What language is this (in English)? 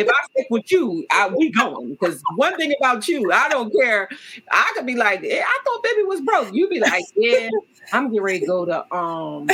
English